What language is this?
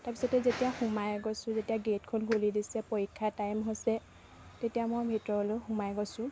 Assamese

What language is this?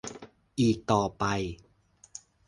Thai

